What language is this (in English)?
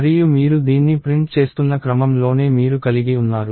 Telugu